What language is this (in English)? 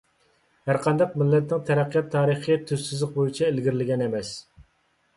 Uyghur